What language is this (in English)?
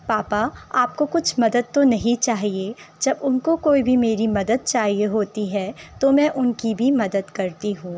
Urdu